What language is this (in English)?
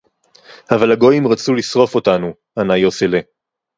Hebrew